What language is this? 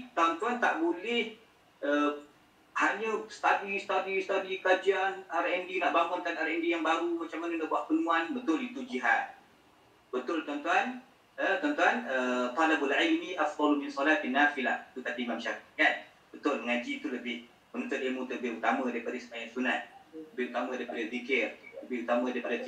Malay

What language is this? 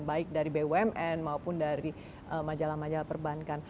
Indonesian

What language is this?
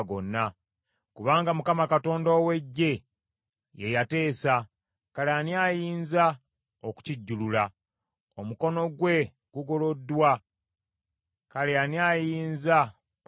Ganda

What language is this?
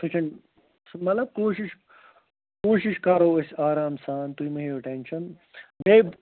Kashmiri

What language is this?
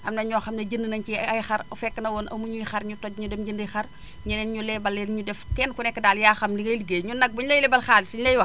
Wolof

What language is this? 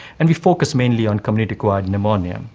English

